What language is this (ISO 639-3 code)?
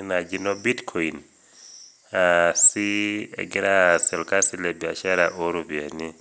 mas